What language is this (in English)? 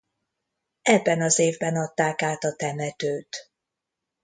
Hungarian